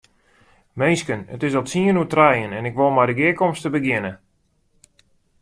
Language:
Western Frisian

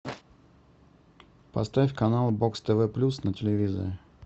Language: Russian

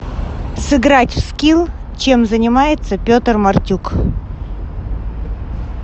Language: Russian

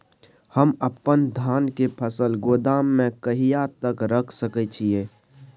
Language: Maithili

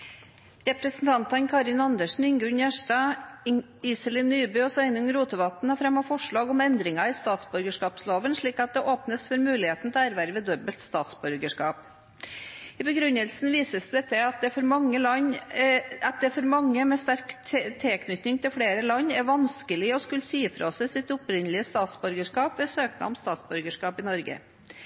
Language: Norwegian Bokmål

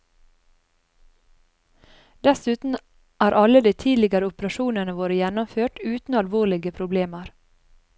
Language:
Norwegian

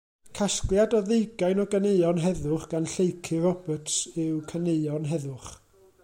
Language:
Welsh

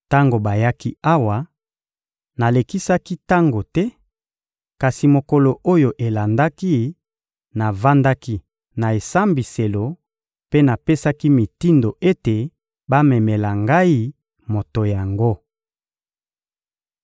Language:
Lingala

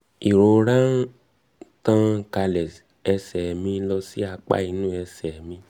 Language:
Yoruba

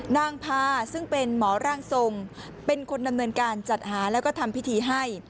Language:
Thai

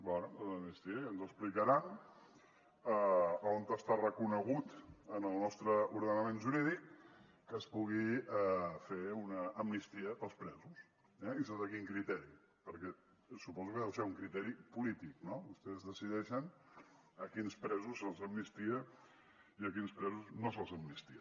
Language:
Catalan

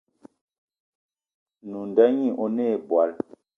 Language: Eton (Cameroon)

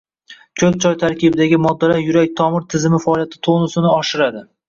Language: Uzbek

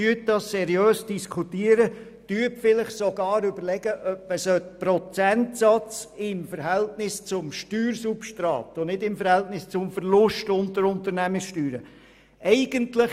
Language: Swiss German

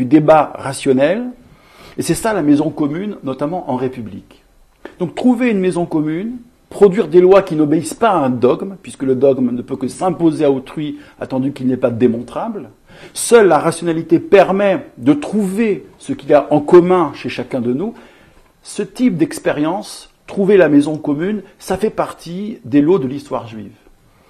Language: French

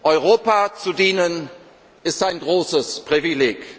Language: German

